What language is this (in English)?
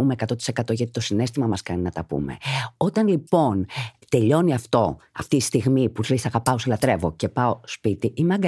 Greek